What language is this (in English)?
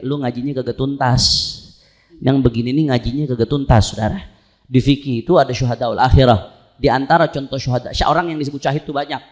Indonesian